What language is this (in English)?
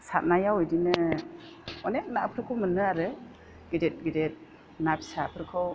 Bodo